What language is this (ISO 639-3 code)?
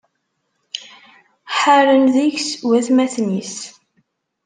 kab